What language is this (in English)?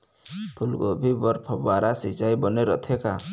Chhattisgarhi